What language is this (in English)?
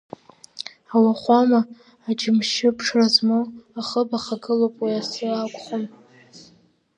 Abkhazian